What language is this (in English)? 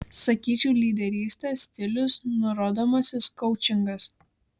Lithuanian